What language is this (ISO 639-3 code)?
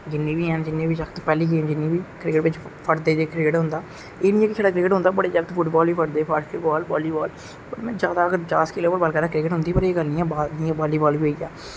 doi